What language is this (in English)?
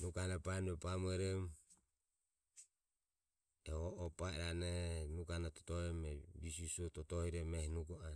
Ömie